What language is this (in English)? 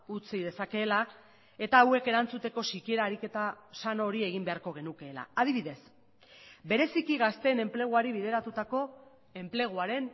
Basque